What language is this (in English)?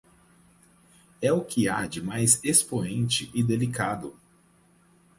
Portuguese